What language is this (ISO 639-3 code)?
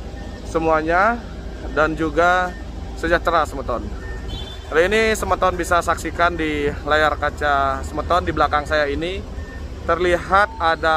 ind